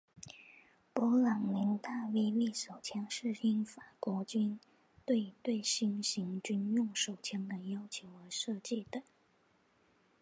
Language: Chinese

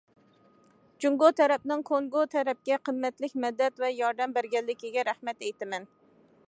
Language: Uyghur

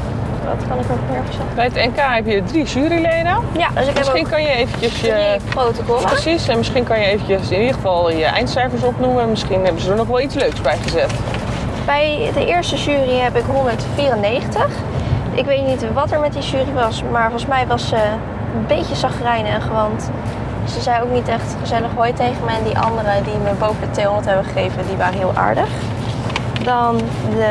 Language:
Dutch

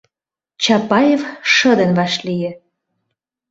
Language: Mari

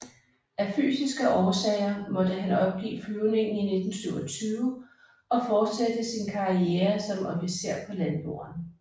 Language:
Danish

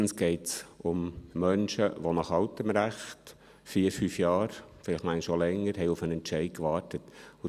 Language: Swiss German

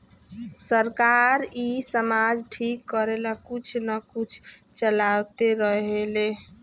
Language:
Bhojpuri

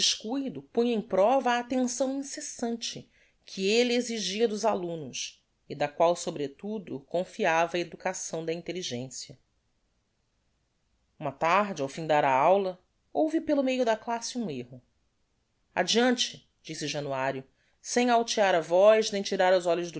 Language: Portuguese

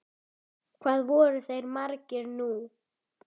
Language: Icelandic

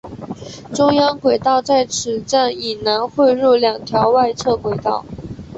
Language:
Chinese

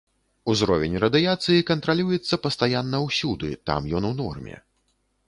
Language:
Belarusian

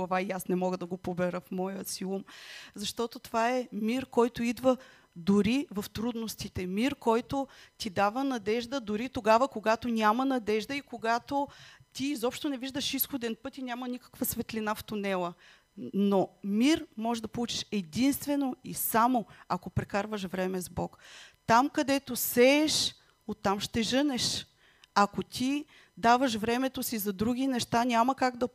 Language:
Bulgarian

